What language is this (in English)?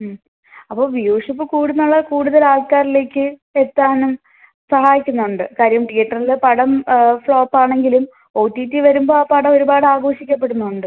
Malayalam